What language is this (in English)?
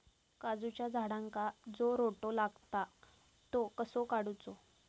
Marathi